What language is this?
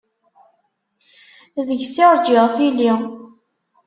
Kabyle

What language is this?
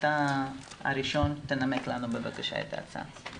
Hebrew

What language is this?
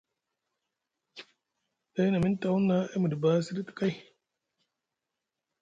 Musgu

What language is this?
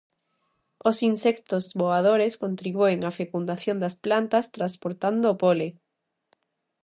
Galician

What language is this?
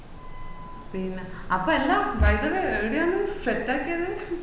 Malayalam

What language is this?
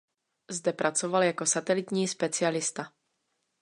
Czech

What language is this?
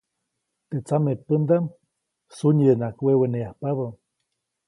Copainalá Zoque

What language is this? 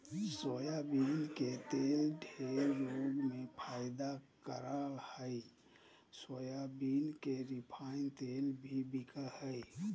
Magahi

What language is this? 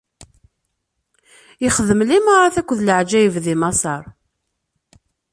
Kabyle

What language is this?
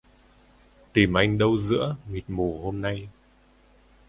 Vietnamese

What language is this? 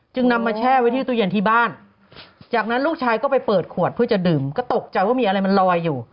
Thai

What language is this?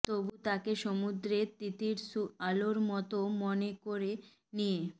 Bangla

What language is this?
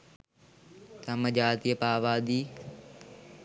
Sinhala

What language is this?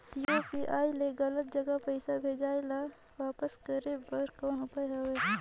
Chhattisgarhi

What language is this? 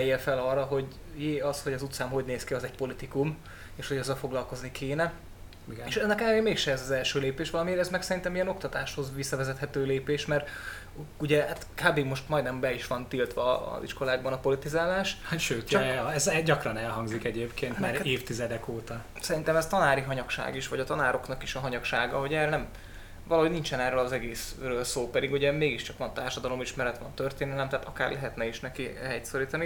Hungarian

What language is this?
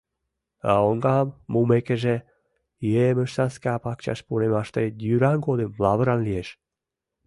Mari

